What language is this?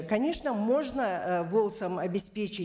Kazakh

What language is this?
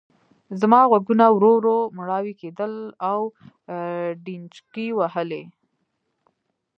Pashto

